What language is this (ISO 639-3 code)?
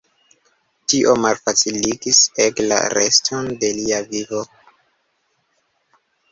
epo